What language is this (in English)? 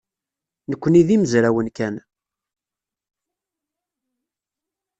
Kabyle